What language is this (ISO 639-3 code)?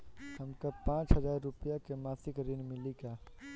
bho